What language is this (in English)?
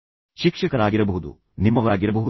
Kannada